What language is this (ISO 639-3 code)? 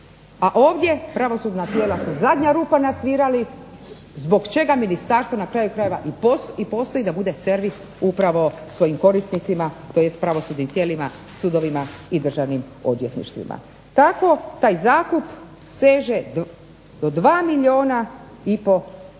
hrv